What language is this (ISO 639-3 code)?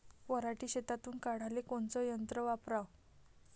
mar